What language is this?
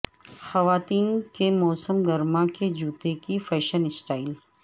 Urdu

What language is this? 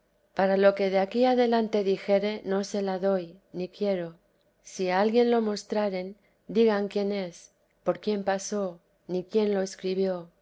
Spanish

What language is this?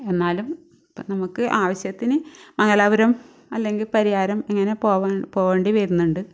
Malayalam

